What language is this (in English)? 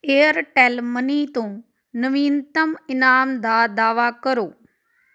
Punjabi